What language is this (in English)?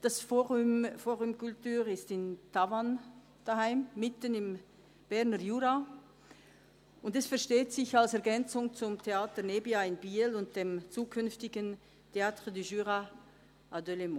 Swiss German